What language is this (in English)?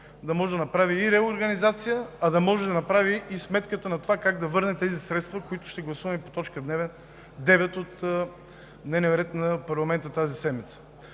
Bulgarian